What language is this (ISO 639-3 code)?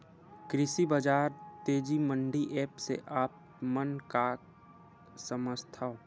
hne